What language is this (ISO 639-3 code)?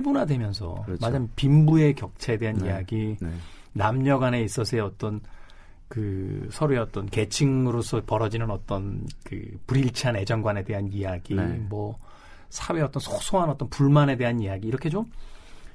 kor